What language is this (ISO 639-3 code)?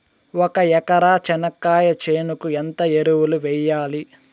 tel